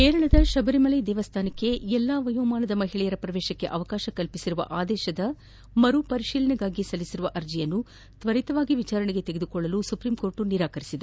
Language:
Kannada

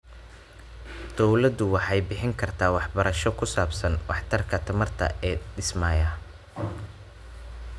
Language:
Somali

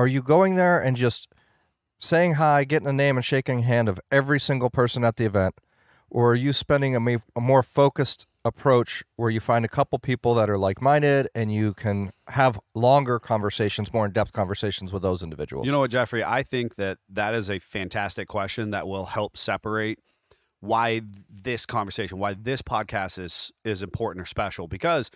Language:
English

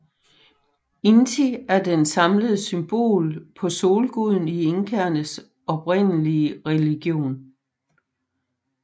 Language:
Danish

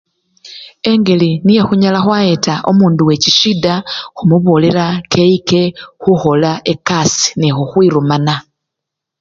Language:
Luyia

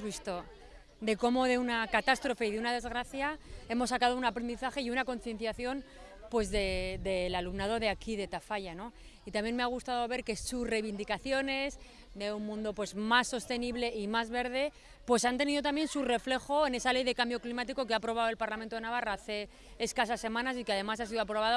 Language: Spanish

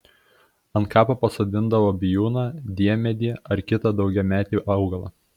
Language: Lithuanian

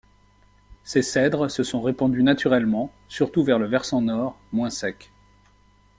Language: French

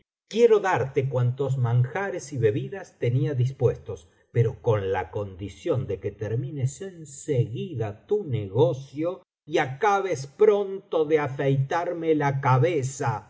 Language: Spanish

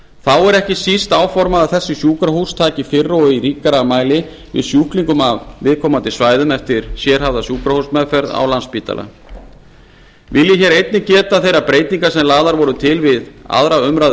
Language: Icelandic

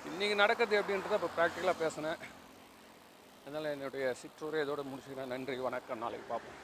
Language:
Tamil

